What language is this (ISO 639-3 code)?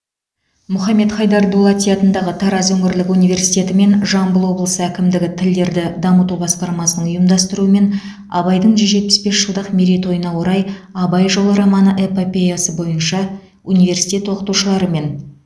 kaz